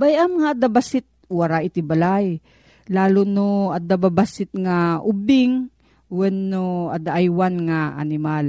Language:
Filipino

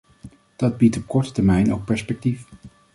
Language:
Dutch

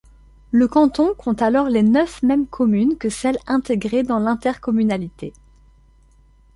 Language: French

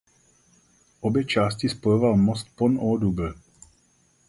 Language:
Czech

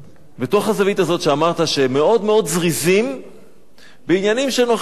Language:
Hebrew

